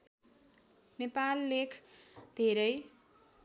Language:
Nepali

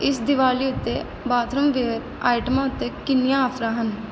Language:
Punjabi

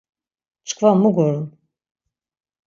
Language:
Laz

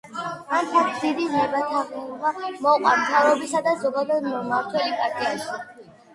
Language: Georgian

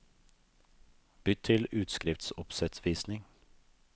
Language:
Norwegian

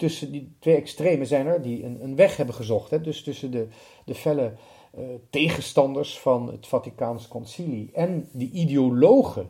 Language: Dutch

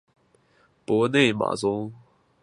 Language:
Chinese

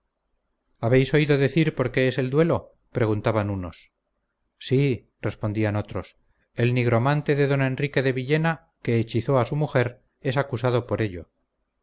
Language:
Spanish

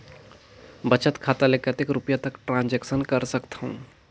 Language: Chhattisgarhi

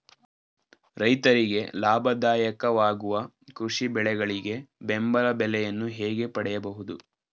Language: Kannada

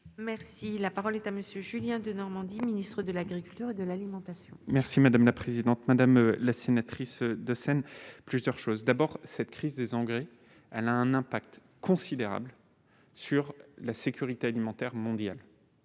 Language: French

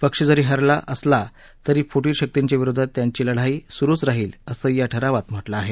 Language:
Marathi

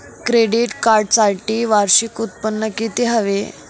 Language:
Marathi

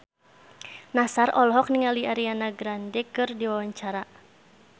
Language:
Sundanese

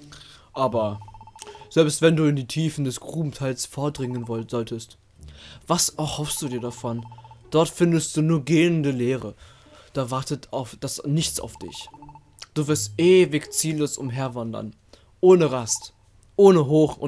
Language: German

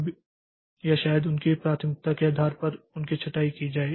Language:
Hindi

